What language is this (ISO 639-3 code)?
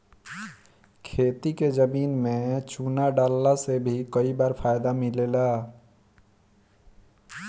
bho